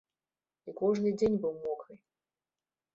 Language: Belarusian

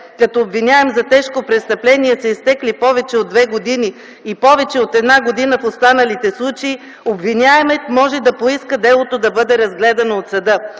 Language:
Bulgarian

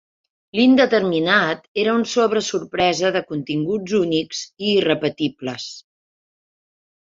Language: Catalan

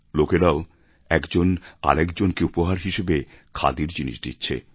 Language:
Bangla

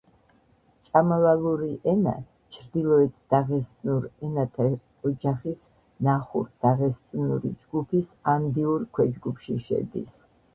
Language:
Georgian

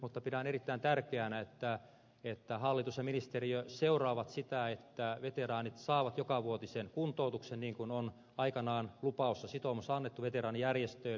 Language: Finnish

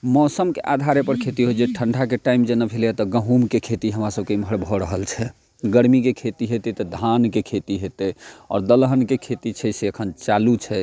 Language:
Maithili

